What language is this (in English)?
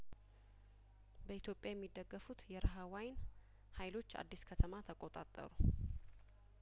Amharic